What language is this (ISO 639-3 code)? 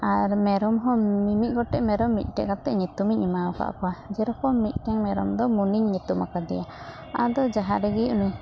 sat